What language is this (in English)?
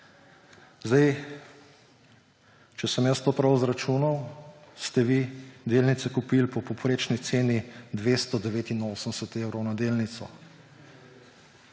Slovenian